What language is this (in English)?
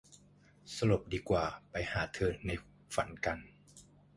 Thai